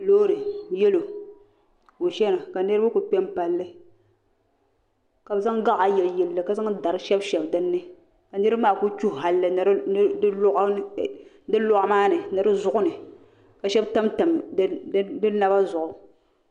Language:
Dagbani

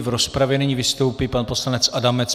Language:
Czech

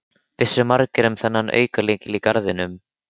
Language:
Icelandic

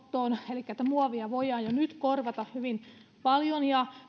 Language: Finnish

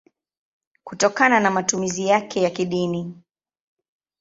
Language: Swahili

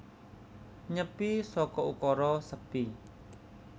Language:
Javanese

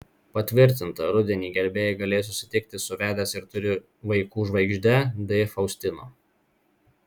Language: Lithuanian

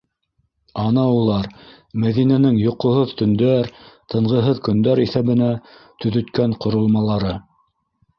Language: Bashkir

